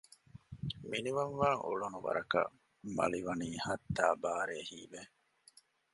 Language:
Divehi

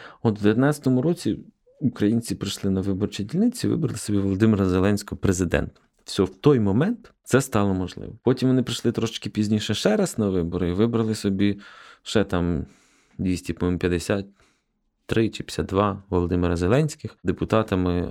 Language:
Ukrainian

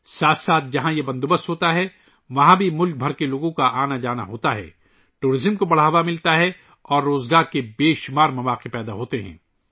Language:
Urdu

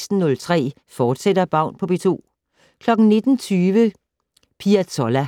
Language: Danish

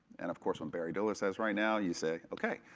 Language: English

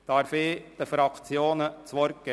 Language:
Swiss German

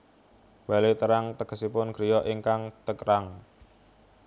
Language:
Javanese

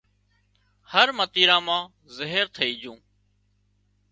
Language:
Wadiyara Koli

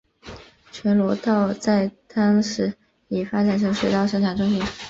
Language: Chinese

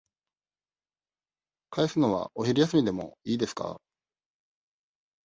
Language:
Japanese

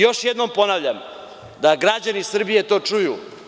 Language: Serbian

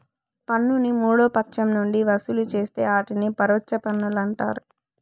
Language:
Telugu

